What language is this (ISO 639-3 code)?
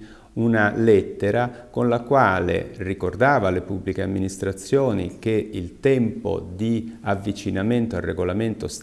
ita